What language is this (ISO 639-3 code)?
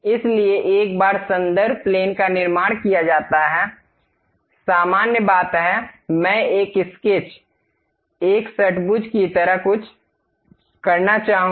hin